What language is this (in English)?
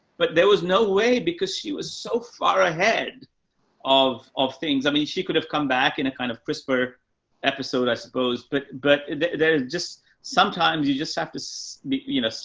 English